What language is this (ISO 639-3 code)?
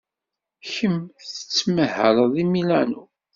kab